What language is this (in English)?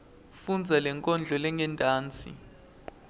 Swati